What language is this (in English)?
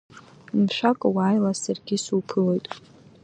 Abkhazian